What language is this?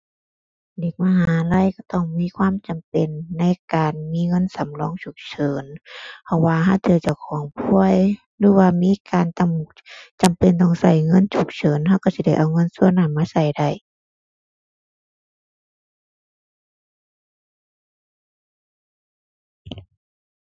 Thai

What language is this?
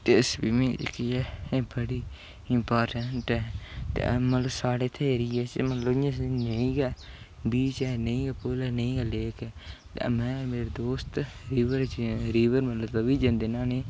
Dogri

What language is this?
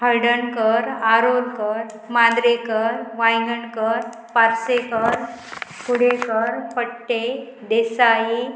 Konkani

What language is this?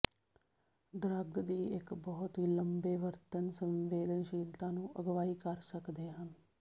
Punjabi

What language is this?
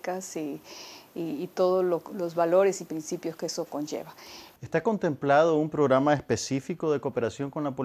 Spanish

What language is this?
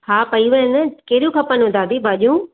Sindhi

